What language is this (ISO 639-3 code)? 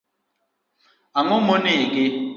luo